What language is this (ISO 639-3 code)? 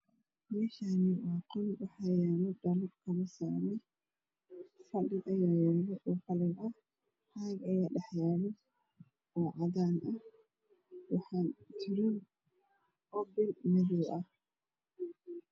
som